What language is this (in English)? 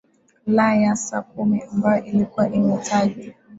Swahili